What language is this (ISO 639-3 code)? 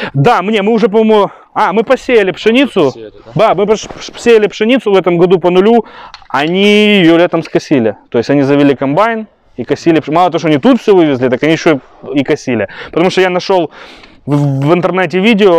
rus